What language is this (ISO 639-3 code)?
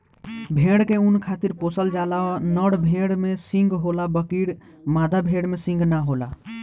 bho